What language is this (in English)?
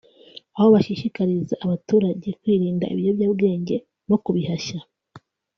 Kinyarwanda